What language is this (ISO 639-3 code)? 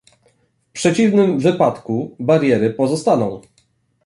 pol